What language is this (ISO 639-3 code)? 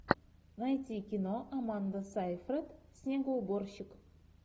rus